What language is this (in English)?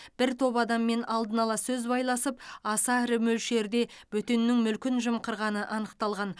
Kazakh